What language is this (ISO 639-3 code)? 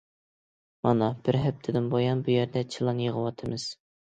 uig